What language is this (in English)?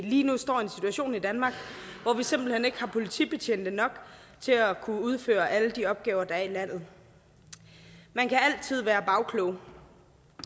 Danish